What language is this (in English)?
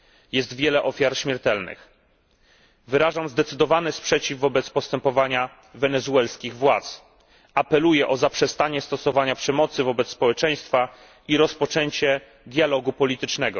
Polish